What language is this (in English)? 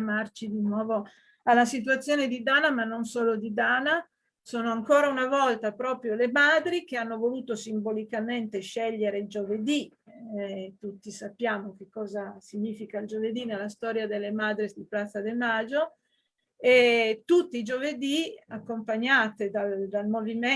Italian